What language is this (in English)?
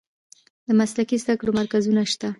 Pashto